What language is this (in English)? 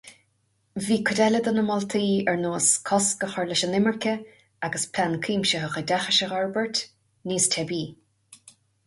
Irish